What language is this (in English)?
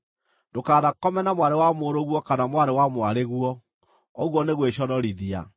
Kikuyu